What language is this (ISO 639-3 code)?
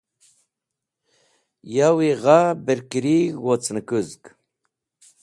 wbl